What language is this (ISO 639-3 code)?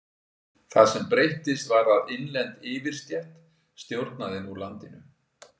isl